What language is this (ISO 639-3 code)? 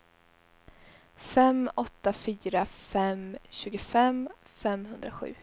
swe